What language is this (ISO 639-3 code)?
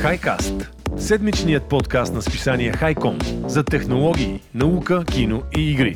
bul